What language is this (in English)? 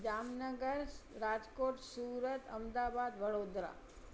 Sindhi